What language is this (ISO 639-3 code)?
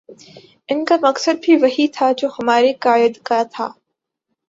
urd